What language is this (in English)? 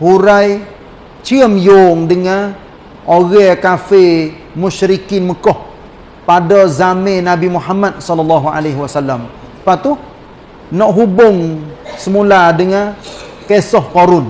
Malay